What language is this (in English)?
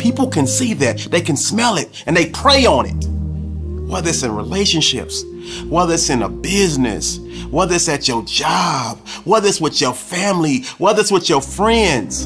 English